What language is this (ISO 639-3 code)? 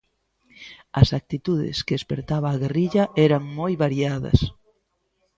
glg